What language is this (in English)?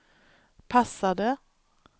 Swedish